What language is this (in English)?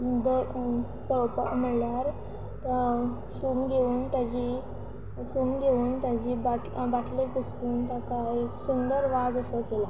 Konkani